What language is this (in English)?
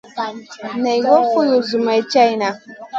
Masana